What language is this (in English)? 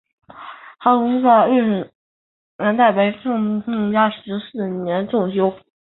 Chinese